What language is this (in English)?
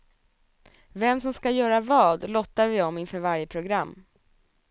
Swedish